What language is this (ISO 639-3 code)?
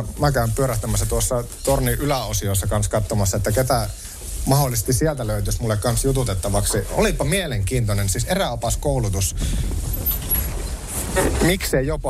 fin